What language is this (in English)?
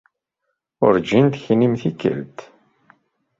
Kabyle